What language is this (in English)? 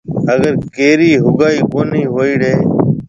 Marwari (Pakistan)